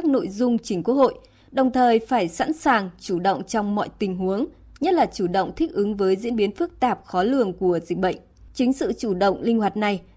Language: Vietnamese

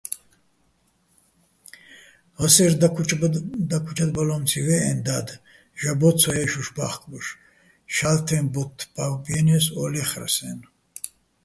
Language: Bats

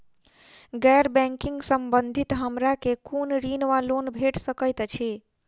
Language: Maithili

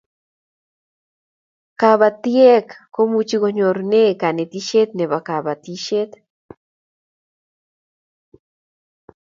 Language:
Kalenjin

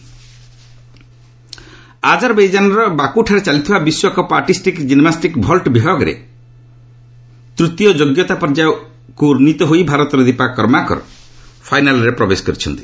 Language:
Odia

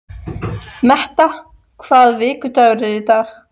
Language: Icelandic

